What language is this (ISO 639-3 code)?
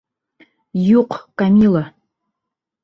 bak